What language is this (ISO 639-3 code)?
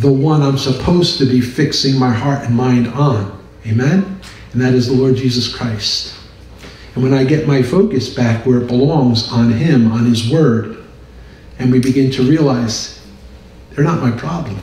eng